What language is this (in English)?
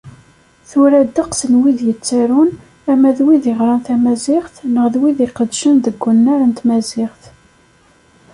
Kabyle